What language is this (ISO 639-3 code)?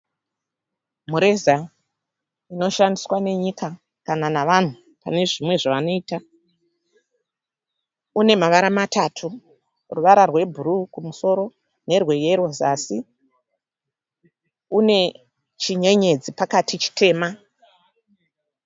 sna